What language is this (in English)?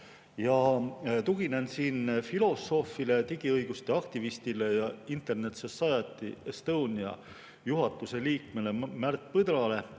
Estonian